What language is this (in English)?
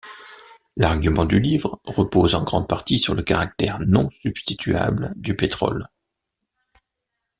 French